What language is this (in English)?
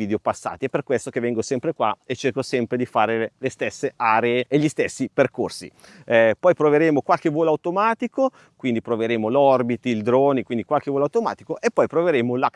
Italian